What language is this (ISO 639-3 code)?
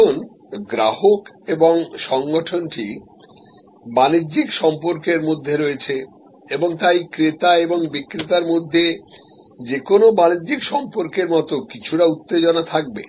ben